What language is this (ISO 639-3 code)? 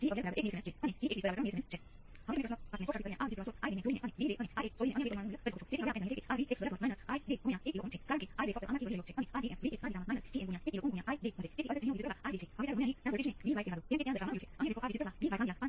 guj